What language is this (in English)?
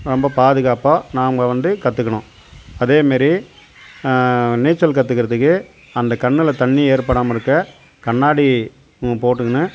Tamil